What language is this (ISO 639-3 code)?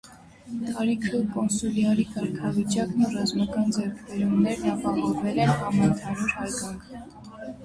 hye